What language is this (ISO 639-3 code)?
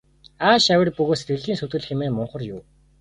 mon